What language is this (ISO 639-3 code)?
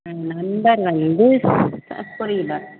tam